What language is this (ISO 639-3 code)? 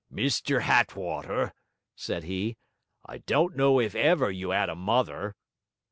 eng